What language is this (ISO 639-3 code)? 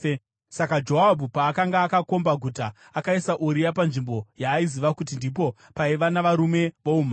sna